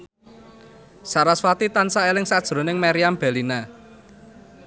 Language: Javanese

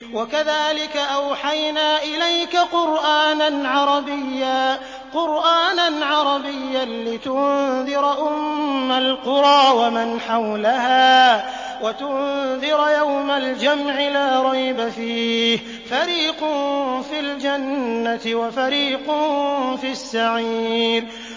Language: Arabic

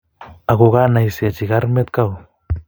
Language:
Kalenjin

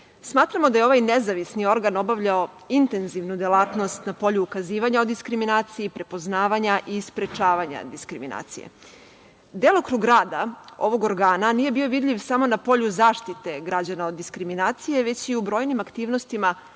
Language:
Serbian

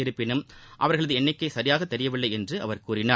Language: Tamil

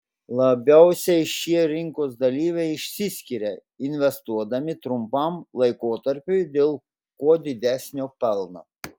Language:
Lithuanian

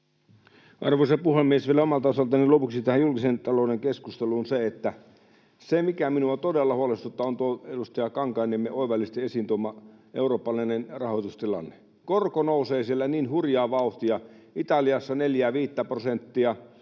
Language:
Finnish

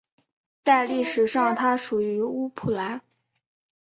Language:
Chinese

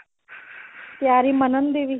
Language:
Punjabi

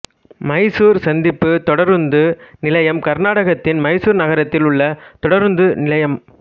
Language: Tamil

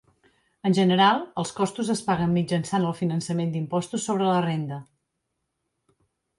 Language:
Catalan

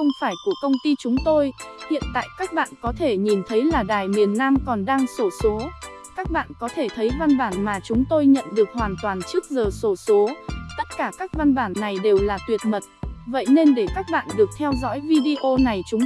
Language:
Vietnamese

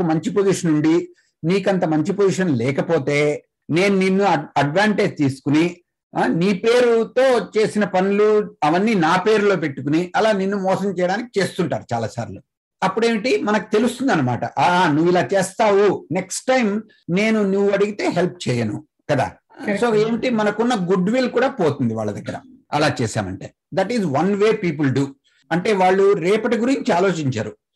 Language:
Telugu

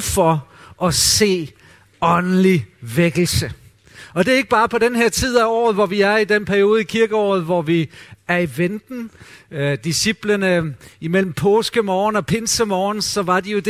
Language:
Danish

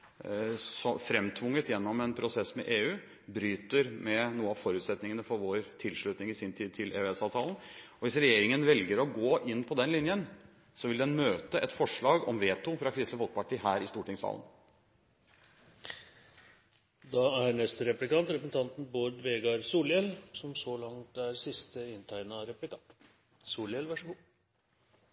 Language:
Norwegian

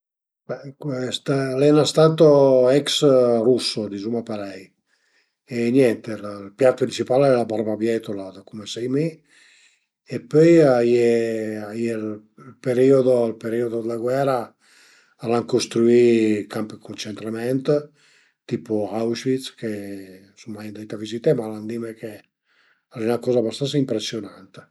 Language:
Piedmontese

